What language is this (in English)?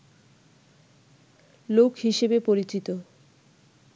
Bangla